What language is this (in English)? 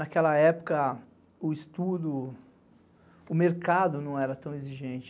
Portuguese